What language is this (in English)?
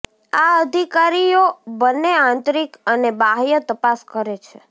Gujarati